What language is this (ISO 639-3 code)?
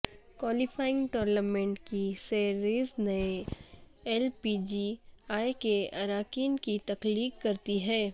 urd